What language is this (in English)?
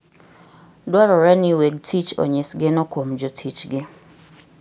Luo (Kenya and Tanzania)